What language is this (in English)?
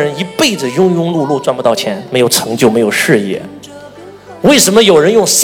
Chinese